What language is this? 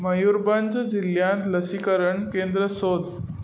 Konkani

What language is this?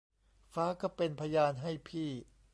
Thai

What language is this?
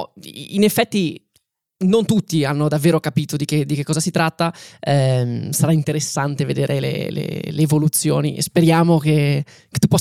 Italian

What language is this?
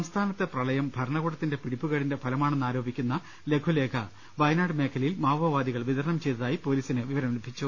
Malayalam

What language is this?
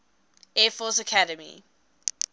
English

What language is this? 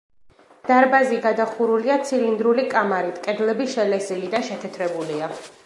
Georgian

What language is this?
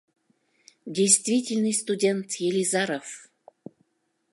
Mari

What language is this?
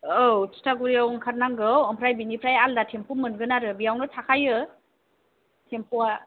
Bodo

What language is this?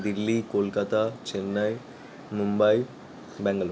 Bangla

